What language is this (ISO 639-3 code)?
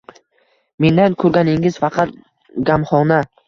uzb